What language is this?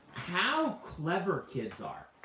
English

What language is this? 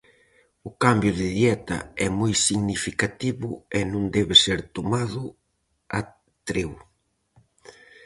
Galician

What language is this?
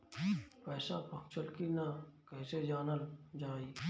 Bhojpuri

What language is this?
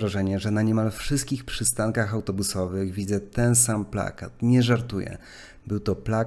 Polish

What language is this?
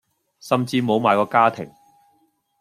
Cantonese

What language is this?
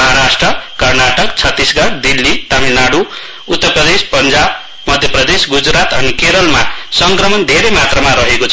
Nepali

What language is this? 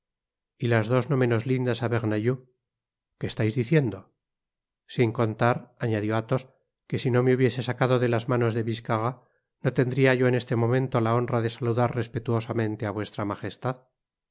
Spanish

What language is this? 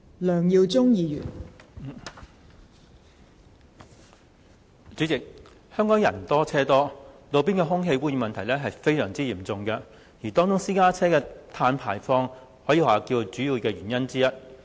Cantonese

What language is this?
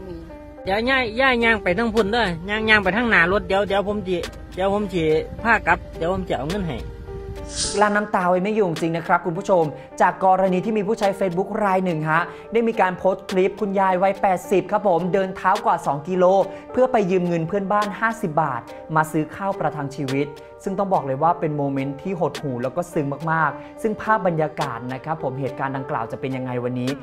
Thai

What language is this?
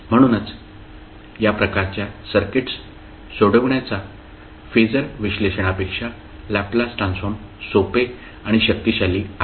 Marathi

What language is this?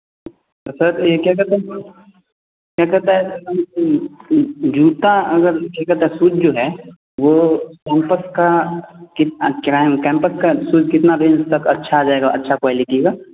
Hindi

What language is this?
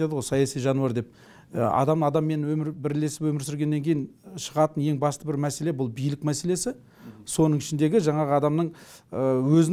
Turkish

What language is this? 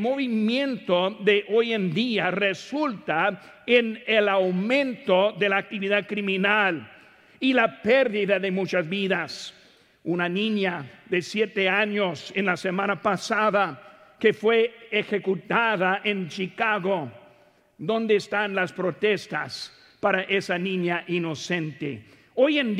Spanish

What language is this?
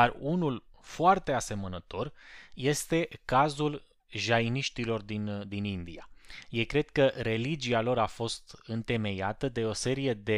Romanian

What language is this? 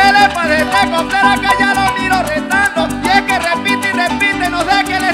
Spanish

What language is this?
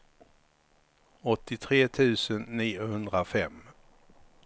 Swedish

